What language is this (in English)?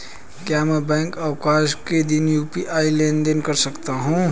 Hindi